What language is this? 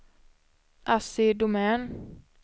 Swedish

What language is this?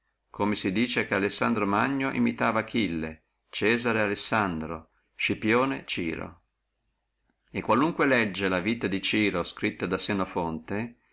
Italian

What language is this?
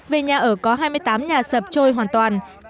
Vietnamese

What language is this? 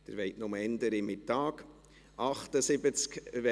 Swiss German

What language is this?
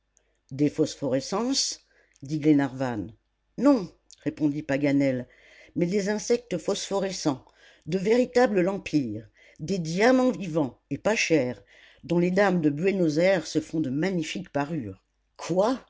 French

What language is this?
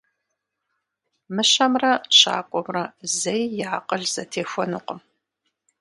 Kabardian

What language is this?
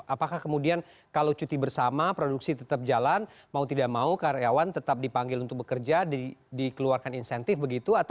Indonesian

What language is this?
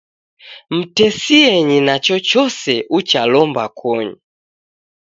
Taita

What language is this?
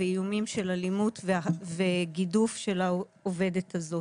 Hebrew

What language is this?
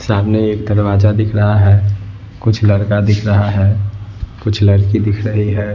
Hindi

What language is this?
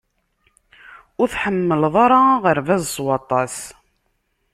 Kabyle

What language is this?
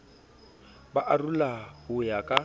Southern Sotho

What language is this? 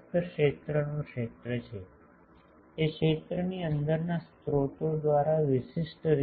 Gujarati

